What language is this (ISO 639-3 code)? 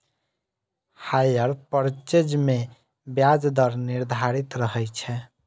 mai